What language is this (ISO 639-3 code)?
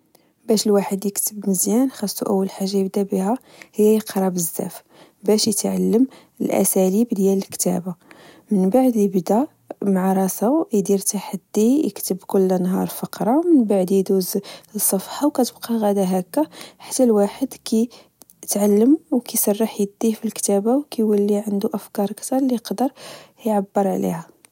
ary